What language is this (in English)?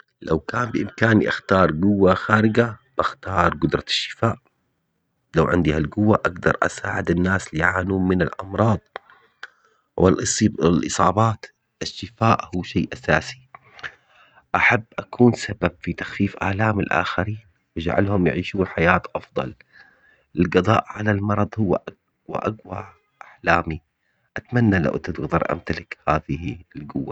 Omani Arabic